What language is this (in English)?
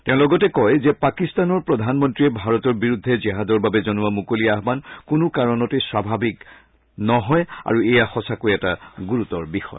Assamese